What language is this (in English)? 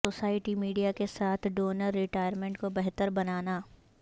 Urdu